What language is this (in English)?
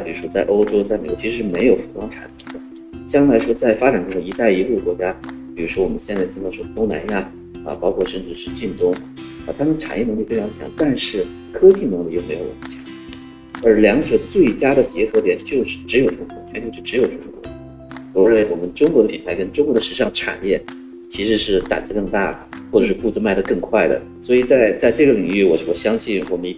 Chinese